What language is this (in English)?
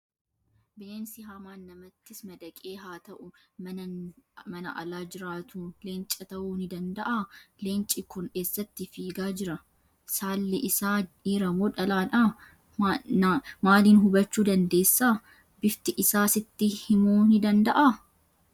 Oromo